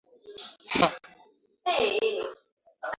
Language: Swahili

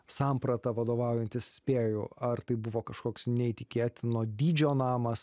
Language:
Lithuanian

